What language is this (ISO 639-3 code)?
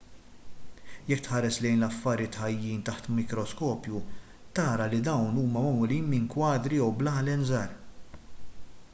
mlt